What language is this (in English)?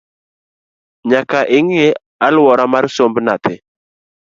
Luo (Kenya and Tanzania)